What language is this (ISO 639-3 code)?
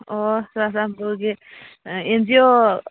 mni